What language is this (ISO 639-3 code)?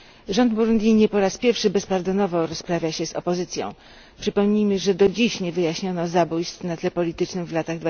pol